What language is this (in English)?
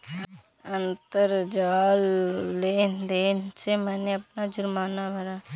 Hindi